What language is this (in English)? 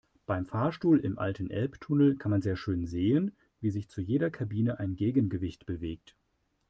German